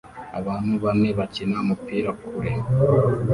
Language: Kinyarwanda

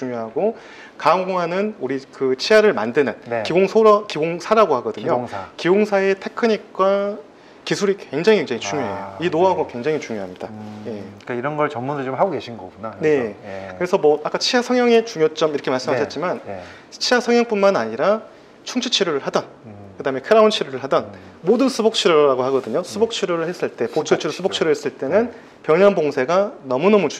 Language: Korean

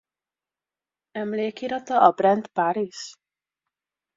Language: Hungarian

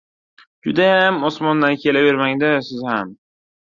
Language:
Uzbek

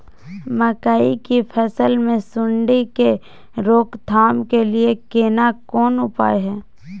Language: Maithili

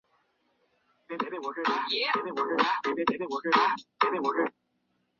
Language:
Chinese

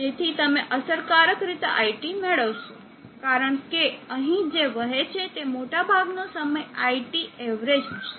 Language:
Gujarati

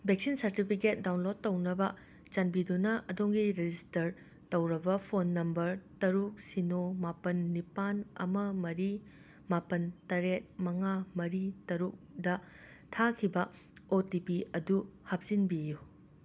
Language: Manipuri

